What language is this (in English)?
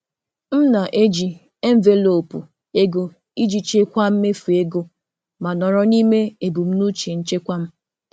Igbo